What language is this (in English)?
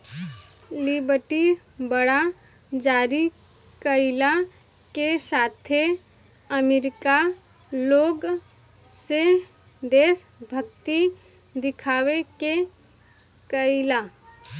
Bhojpuri